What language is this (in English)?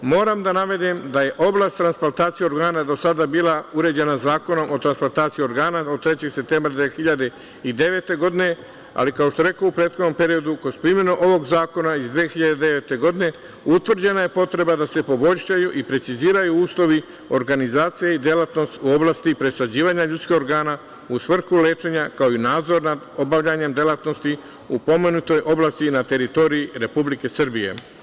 Serbian